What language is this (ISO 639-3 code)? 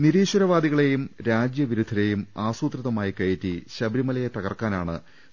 mal